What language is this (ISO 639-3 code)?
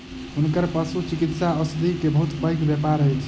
mai